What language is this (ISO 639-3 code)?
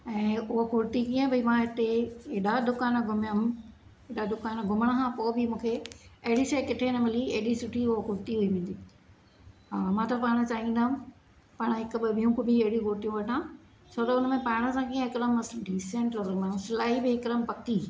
snd